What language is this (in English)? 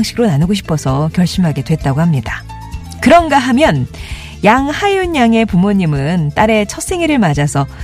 Korean